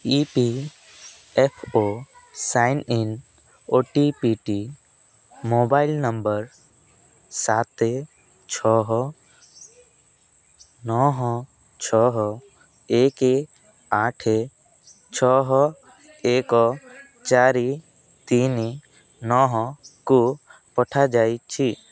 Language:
Odia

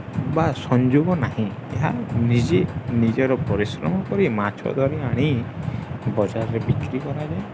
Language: Odia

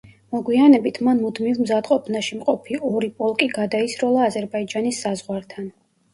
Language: Georgian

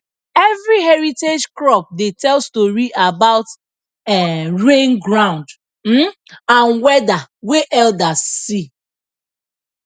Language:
Nigerian Pidgin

